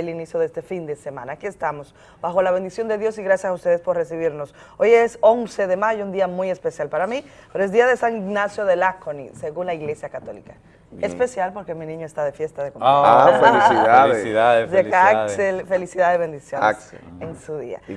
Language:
Spanish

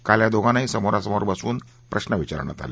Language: Marathi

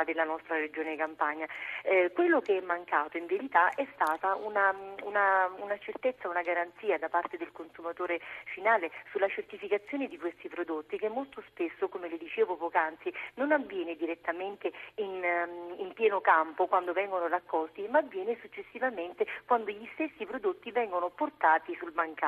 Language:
Italian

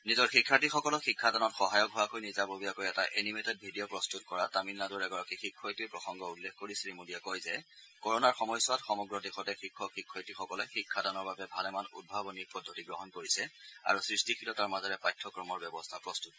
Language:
Assamese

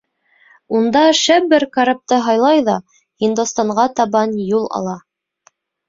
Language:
Bashkir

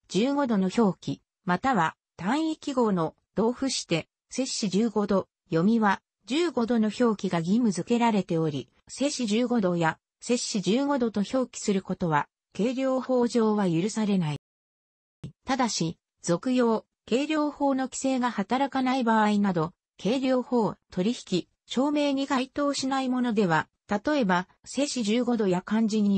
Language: Japanese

